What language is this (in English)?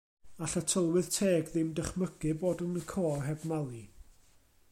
Welsh